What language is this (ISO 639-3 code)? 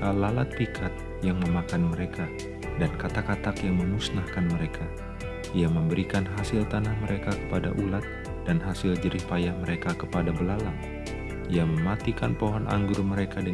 ind